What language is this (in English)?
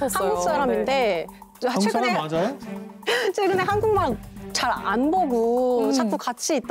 Korean